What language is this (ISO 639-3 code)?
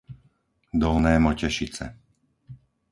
slk